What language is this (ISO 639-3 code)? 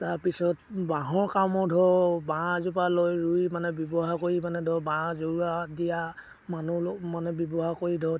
asm